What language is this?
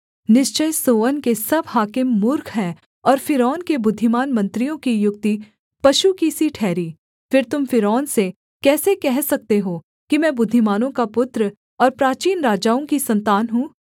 Hindi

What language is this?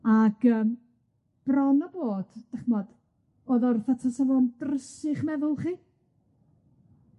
Welsh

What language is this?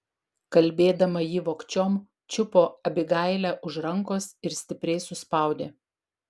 Lithuanian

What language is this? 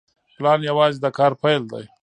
Pashto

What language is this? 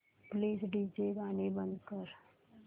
Marathi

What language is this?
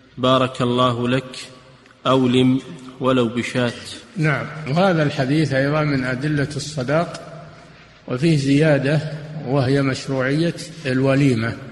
Arabic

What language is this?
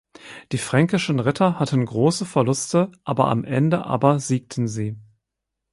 German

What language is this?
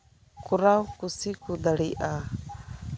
Santali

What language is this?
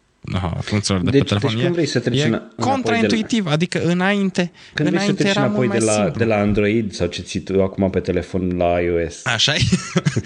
Romanian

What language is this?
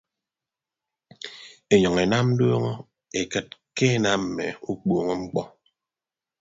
Ibibio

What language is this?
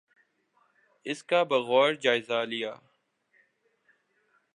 Urdu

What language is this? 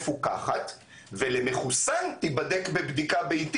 Hebrew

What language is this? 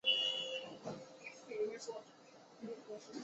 Chinese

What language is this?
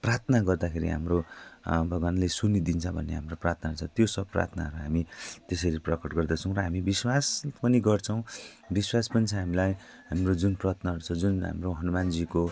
Nepali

